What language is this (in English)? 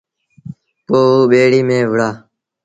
Sindhi Bhil